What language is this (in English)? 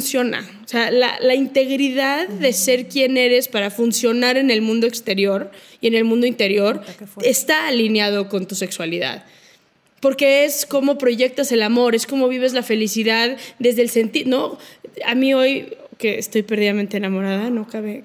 Spanish